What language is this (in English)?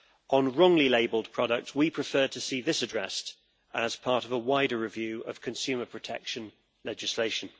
English